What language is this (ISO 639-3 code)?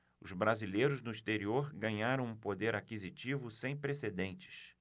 por